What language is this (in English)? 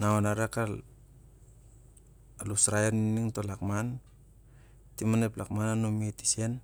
Siar-Lak